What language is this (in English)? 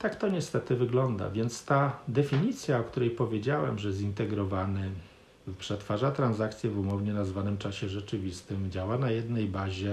Polish